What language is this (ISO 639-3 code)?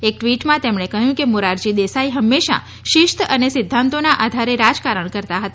guj